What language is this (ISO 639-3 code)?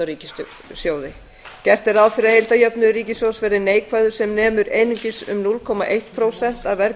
isl